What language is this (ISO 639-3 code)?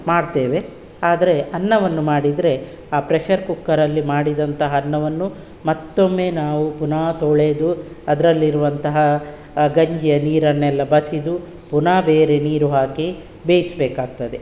kan